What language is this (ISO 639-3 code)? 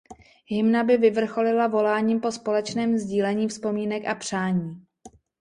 ces